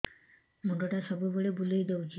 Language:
Odia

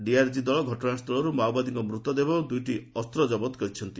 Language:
Odia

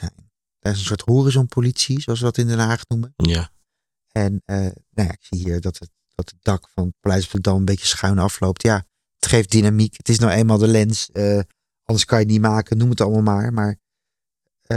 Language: Dutch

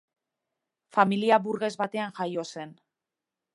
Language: Basque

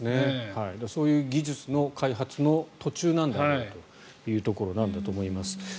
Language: Japanese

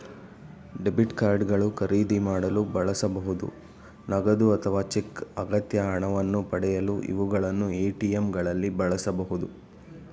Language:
Kannada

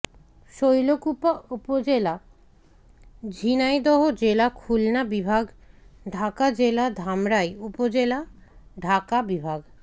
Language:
Bangla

